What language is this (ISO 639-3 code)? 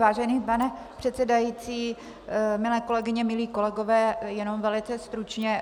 ces